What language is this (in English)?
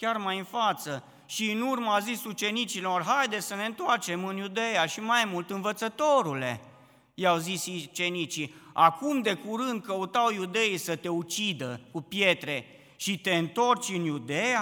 Romanian